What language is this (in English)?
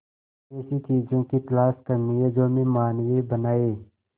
Hindi